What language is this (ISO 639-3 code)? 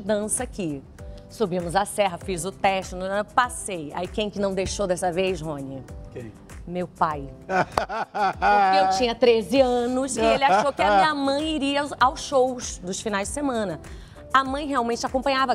por